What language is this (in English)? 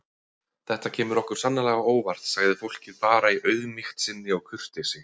Icelandic